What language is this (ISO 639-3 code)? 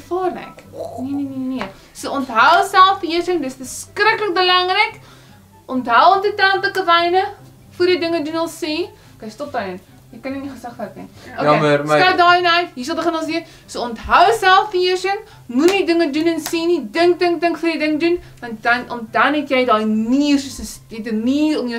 nld